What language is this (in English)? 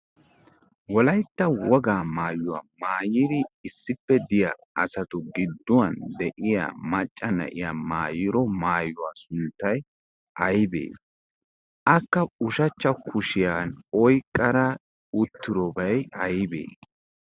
Wolaytta